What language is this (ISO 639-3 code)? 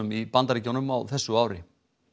isl